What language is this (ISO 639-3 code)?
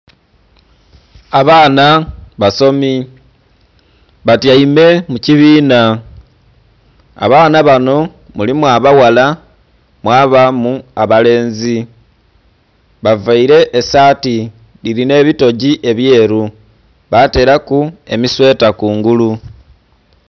xog